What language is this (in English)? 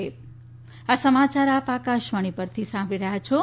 Gujarati